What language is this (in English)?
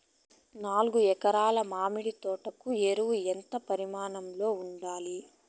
Telugu